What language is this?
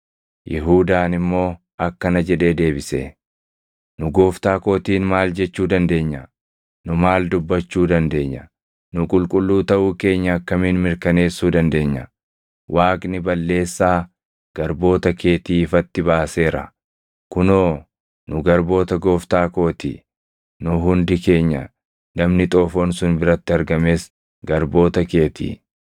Oromo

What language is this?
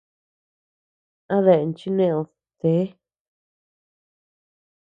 Tepeuxila Cuicatec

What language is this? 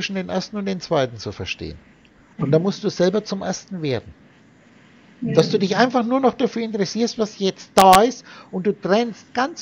German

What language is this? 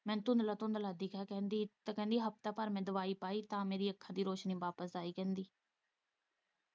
Punjabi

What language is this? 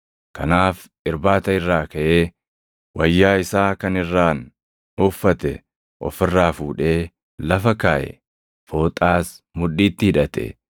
Oromo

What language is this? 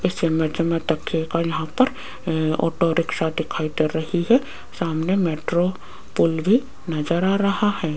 Hindi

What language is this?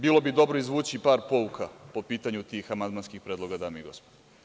Serbian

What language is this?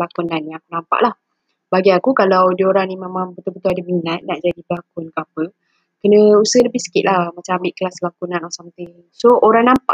Malay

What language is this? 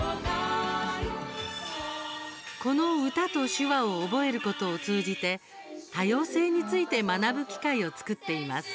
Japanese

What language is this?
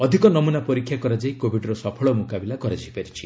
Odia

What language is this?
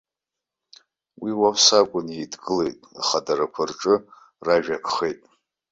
Abkhazian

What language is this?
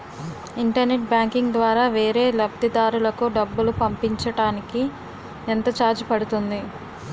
Telugu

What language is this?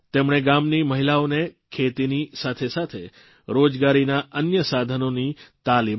Gujarati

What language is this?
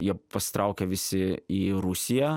Lithuanian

